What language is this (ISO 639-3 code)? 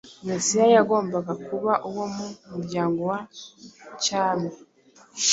kin